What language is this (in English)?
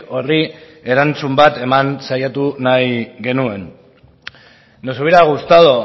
Basque